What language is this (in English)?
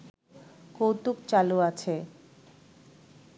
Bangla